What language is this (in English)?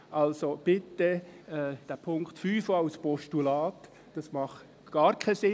Swiss German